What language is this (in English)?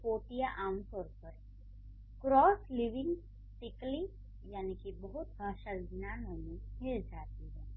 Hindi